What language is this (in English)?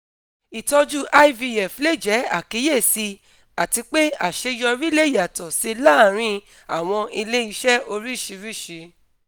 Yoruba